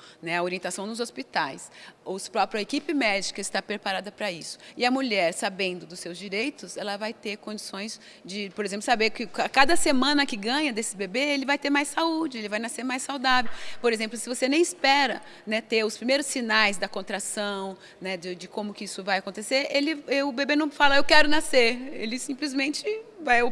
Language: Portuguese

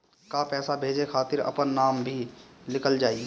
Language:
Bhojpuri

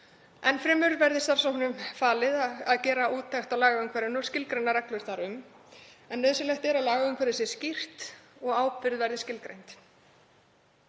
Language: Icelandic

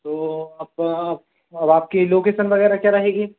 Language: Hindi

